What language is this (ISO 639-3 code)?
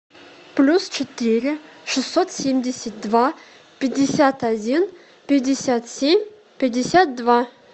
rus